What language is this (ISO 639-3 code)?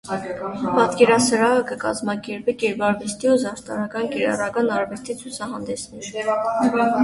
hye